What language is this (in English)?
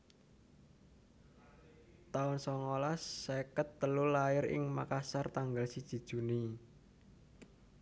Javanese